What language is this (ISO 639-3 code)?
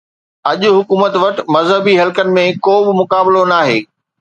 snd